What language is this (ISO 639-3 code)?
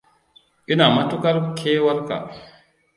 hau